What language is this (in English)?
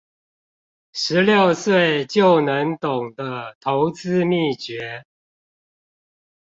Chinese